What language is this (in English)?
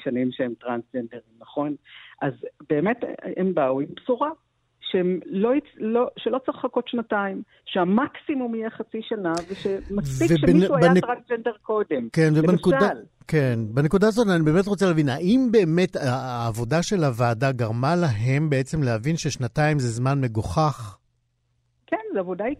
Hebrew